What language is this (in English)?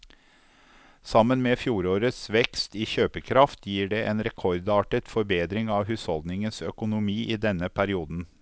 Norwegian